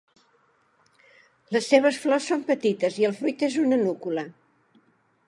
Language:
Catalan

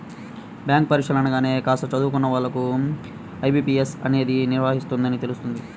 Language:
Telugu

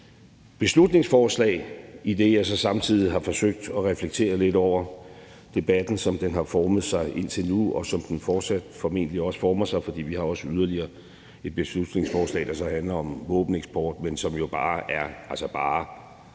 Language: Danish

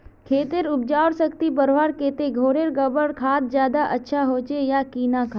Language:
Magahi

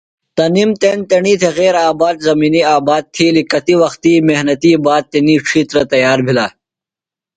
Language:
Phalura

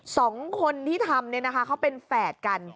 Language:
Thai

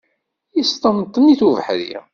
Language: Kabyle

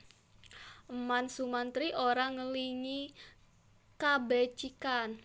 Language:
Javanese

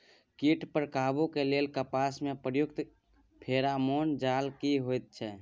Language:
Maithili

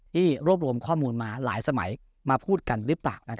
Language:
Thai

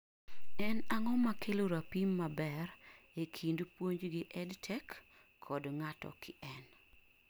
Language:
Luo (Kenya and Tanzania)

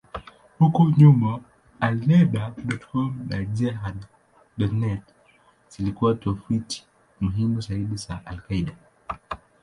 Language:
Swahili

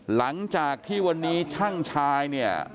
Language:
Thai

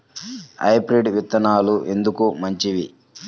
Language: Telugu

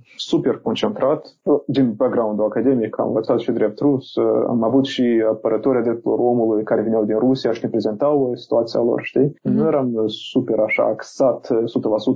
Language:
Romanian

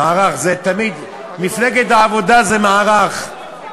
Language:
Hebrew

